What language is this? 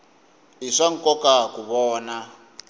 Tsonga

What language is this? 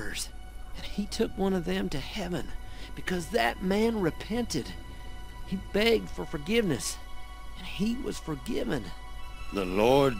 Polish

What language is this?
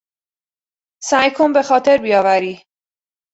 Persian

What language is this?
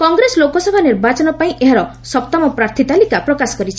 Odia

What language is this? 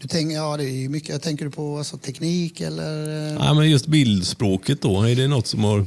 Swedish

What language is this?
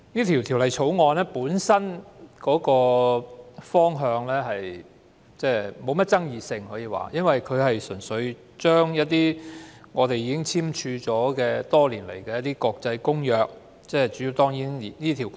Cantonese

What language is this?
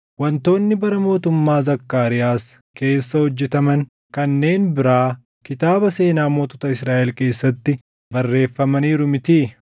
Oromo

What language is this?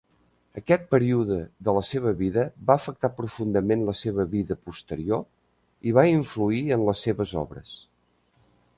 Catalan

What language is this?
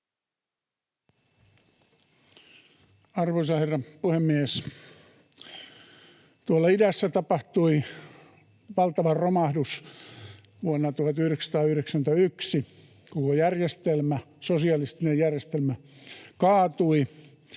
Finnish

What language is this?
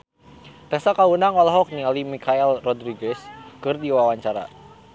Sundanese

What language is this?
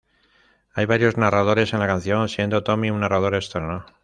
Spanish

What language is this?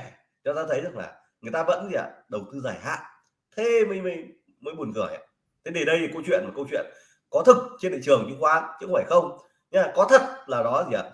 Vietnamese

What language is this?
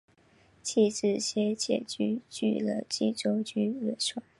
Chinese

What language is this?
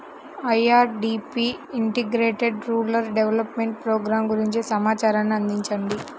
Telugu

